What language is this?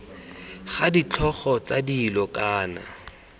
Tswana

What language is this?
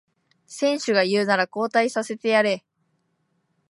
Japanese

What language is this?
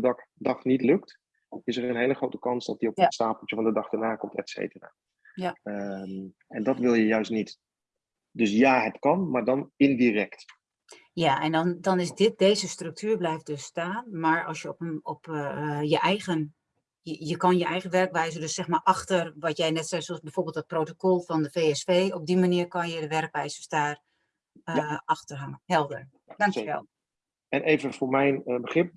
Dutch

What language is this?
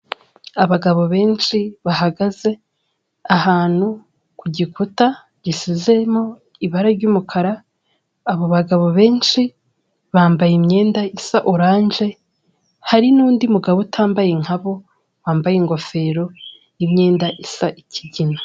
Kinyarwanda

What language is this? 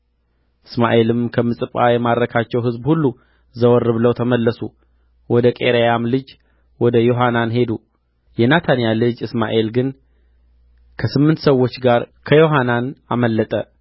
Amharic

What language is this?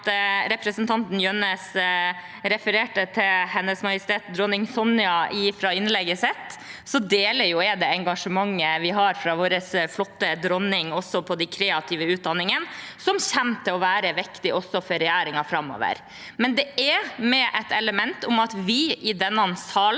Norwegian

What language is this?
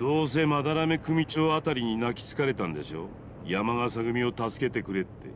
Japanese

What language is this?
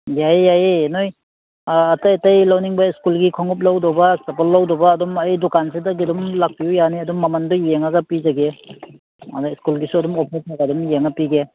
Manipuri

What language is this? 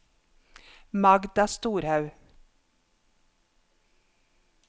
Norwegian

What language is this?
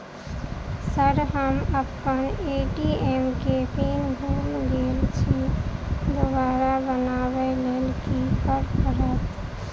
Maithili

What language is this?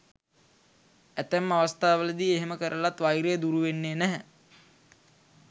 Sinhala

